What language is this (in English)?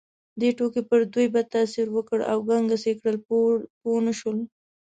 Pashto